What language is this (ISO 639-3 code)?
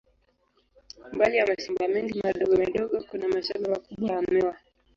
swa